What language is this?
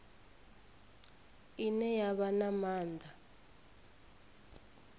Venda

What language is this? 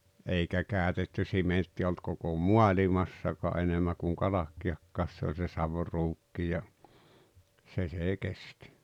Finnish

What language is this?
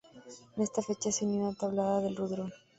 Spanish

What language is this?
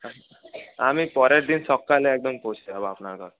Bangla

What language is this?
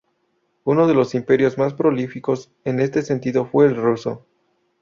Spanish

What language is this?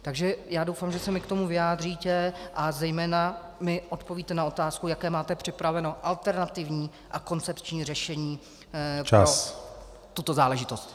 Czech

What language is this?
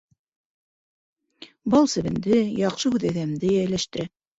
Bashkir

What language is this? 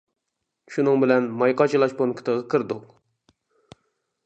Uyghur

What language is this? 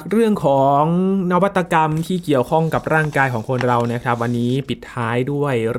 Thai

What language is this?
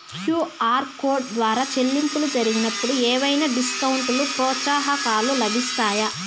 Telugu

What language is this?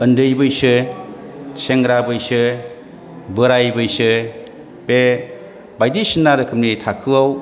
Bodo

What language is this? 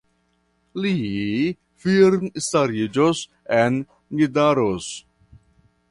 Esperanto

